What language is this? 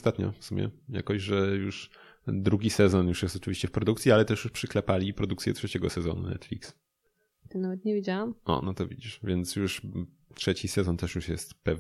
Polish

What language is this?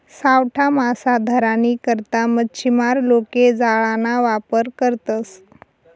Marathi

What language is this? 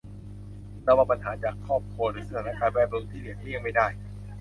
Thai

